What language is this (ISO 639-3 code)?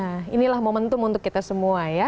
ind